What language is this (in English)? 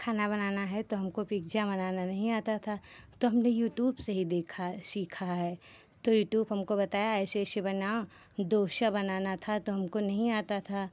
Hindi